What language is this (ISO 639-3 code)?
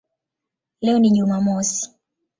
swa